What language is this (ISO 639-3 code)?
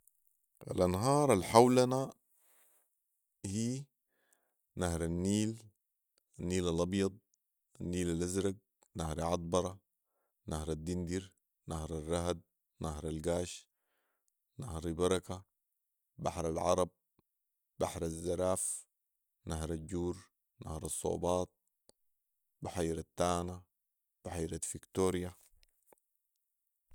apd